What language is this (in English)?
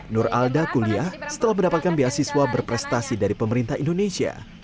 Indonesian